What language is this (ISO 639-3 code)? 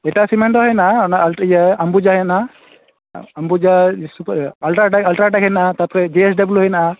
sat